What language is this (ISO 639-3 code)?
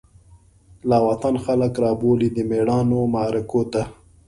pus